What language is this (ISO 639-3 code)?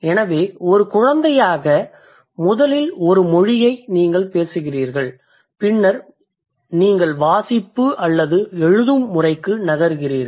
tam